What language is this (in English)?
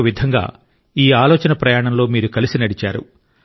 Telugu